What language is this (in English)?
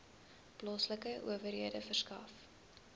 Afrikaans